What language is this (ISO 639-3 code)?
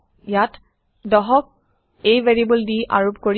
asm